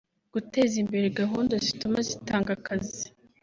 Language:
Kinyarwanda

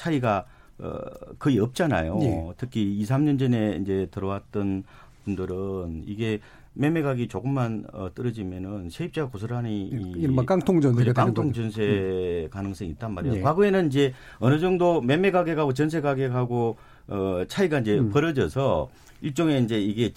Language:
Korean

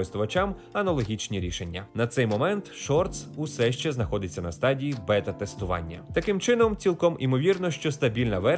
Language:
Ukrainian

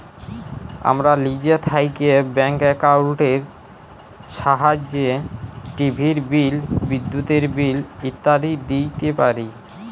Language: Bangla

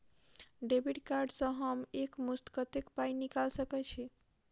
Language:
Maithili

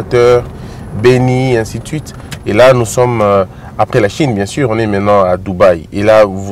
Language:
French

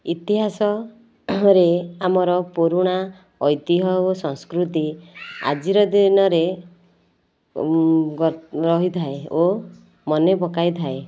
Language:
Odia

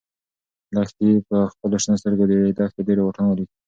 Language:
Pashto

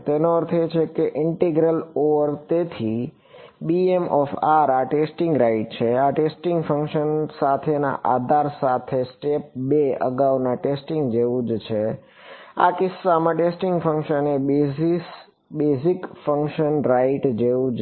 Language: Gujarati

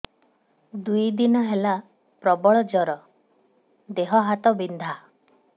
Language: Odia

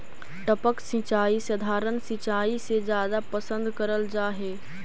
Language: Magahi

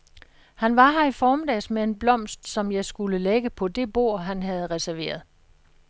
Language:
Danish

